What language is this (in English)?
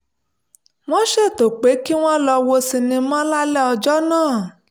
Yoruba